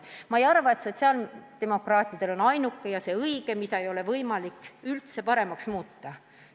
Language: Estonian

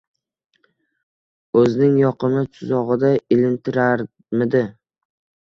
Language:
Uzbek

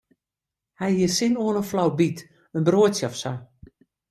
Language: Western Frisian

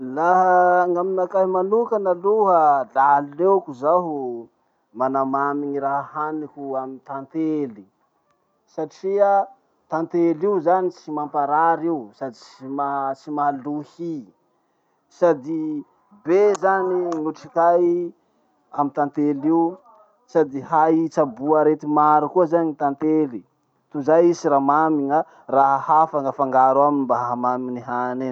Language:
Masikoro Malagasy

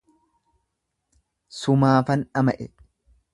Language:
Oromo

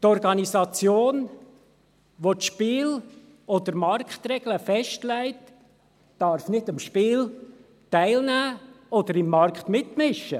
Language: Swiss German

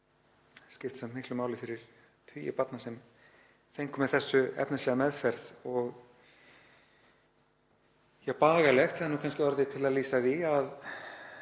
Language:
Icelandic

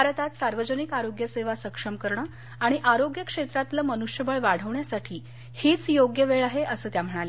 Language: Marathi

